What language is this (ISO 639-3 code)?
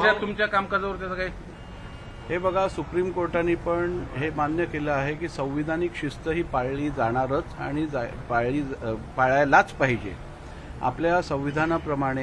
hin